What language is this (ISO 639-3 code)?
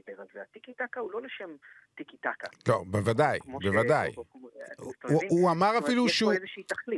heb